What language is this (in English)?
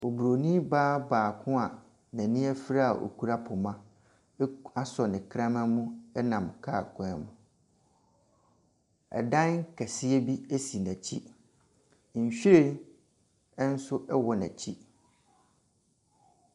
Akan